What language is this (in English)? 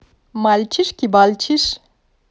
Russian